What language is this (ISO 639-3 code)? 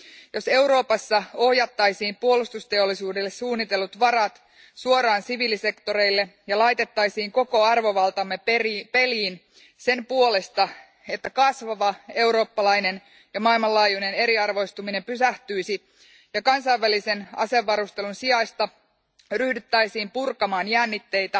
fin